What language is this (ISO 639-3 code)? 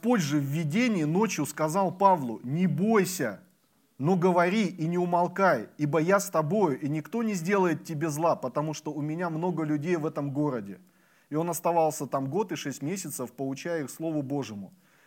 rus